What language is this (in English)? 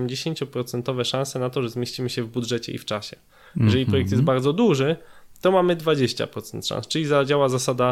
Polish